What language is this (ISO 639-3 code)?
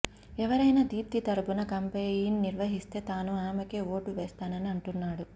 tel